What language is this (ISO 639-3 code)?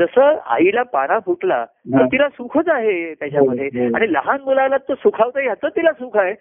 mar